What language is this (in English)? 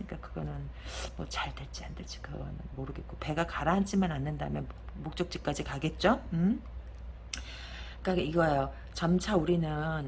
Korean